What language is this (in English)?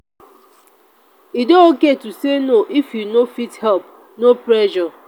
Nigerian Pidgin